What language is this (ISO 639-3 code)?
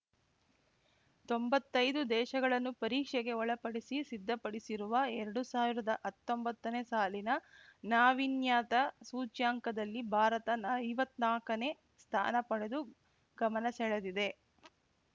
kan